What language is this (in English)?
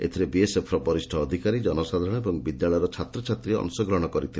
Odia